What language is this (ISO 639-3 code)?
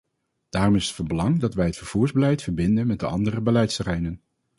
nld